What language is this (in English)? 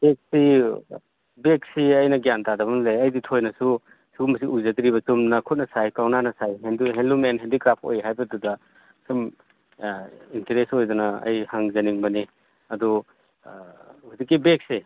Manipuri